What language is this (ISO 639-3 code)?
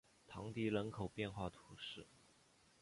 zho